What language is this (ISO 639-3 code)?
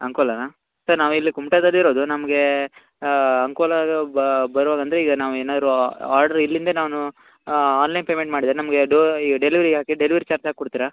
kan